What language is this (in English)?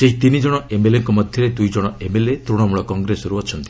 Odia